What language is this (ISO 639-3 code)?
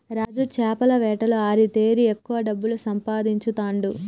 tel